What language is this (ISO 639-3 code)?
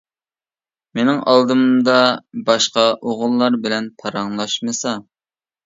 uig